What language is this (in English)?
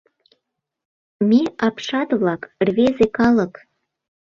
Mari